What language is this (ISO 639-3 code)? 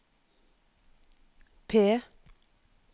nor